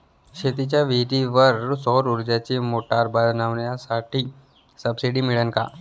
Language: Marathi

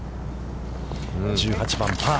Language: Japanese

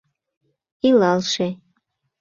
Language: Mari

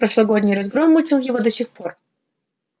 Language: Russian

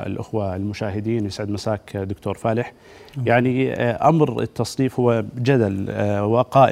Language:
Arabic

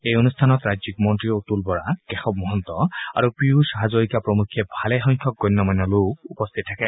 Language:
Assamese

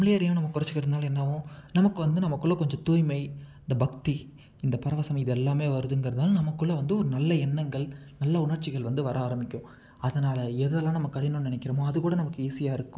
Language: Tamil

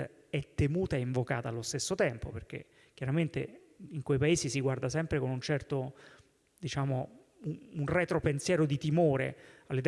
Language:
Italian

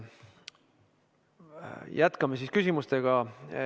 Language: Estonian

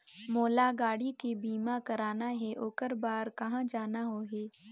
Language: Chhattisgarhi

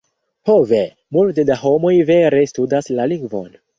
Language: Esperanto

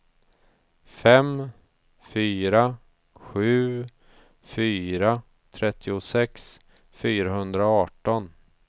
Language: Swedish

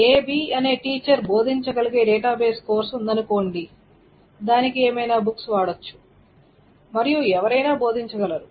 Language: Telugu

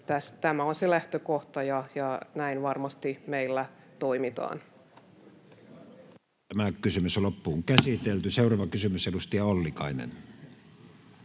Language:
Finnish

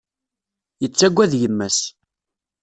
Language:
Kabyle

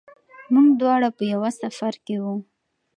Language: Pashto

